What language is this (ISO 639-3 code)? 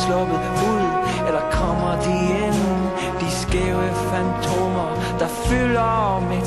jpn